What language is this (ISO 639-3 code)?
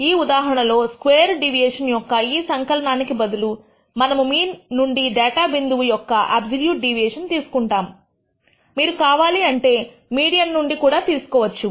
tel